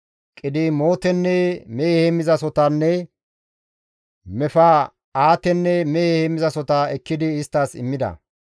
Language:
Gamo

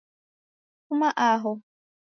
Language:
Taita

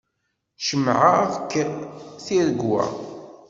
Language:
Kabyle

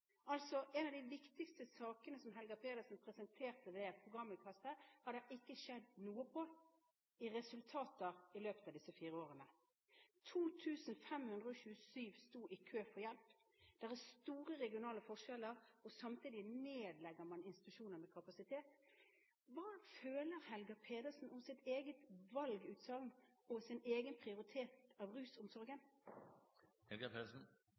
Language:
Norwegian Bokmål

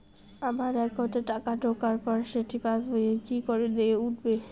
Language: Bangla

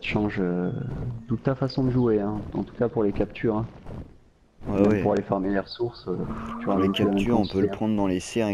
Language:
French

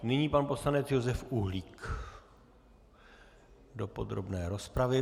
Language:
Czech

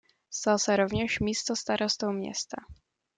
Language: Czech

